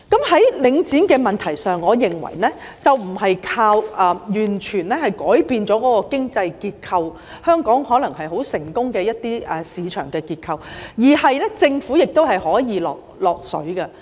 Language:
Cantonese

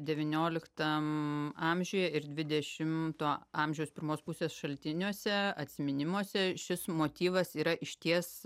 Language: Lithuanian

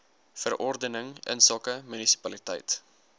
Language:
Afrikaans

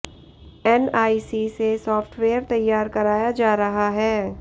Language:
Hindi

